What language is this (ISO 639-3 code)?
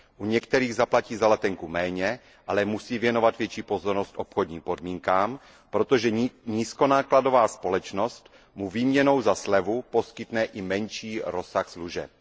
ces